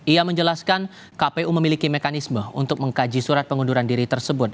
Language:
Indonesian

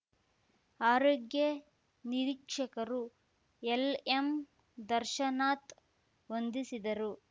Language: Kannada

